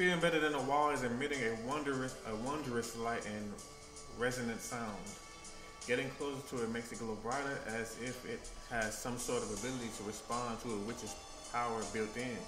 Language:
English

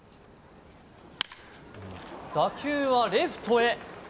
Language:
Japanese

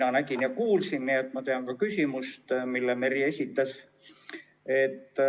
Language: Estonian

